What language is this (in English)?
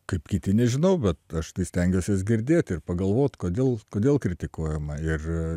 Lithuanian